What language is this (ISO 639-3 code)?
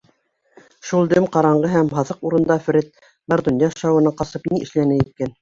bak